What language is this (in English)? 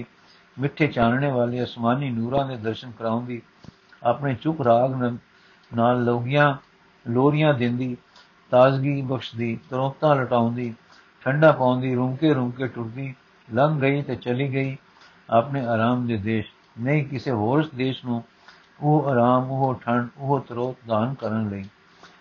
Punjabi